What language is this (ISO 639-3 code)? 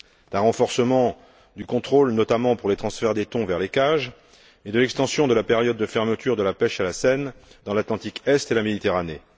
fra